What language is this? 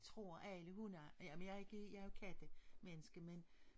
Danish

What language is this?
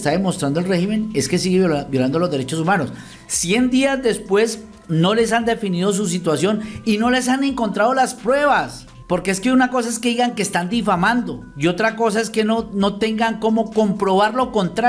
Spanish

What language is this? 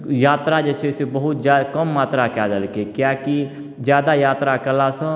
Maithili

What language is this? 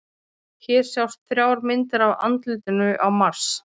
Icelandic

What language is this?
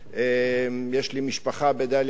Hebrew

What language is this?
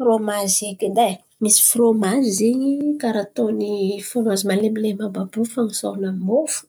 Antankarana Malagasy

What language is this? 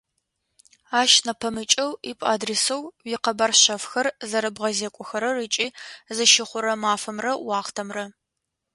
Adyghe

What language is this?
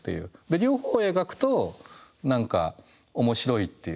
Japanese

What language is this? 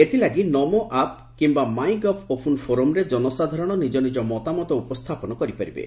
Odia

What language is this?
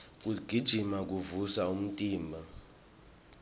Swati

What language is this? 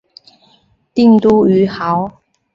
Chinese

